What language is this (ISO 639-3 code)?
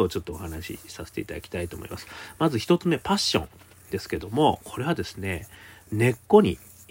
jpn